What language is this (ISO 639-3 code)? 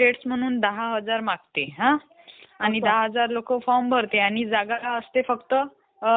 mar